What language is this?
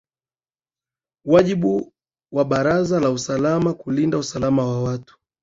Swahili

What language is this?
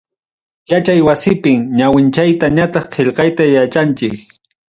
Ayacucho Quechua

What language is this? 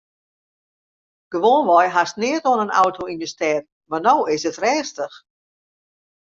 Western Frisian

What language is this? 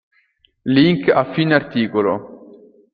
Italian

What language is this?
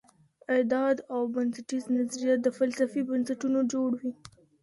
Pashto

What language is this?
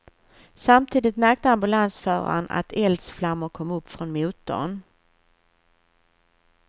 Swedish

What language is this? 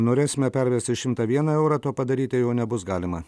Lithuanian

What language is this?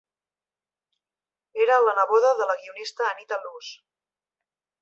Catalan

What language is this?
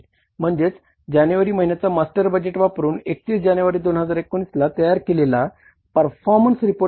Marathi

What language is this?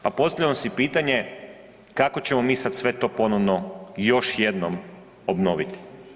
Croatian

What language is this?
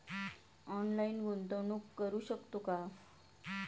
Marathi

